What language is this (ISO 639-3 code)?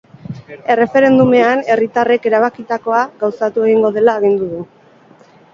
eus